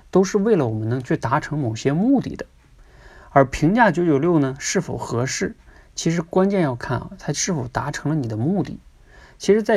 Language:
Chinese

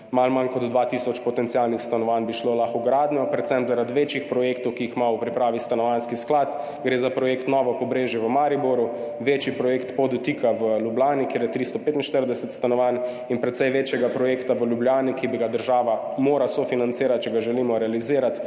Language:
Slovenian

